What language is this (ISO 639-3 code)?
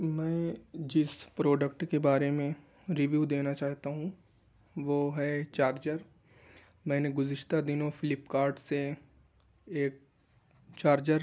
urd